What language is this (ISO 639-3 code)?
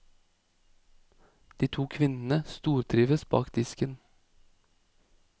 nor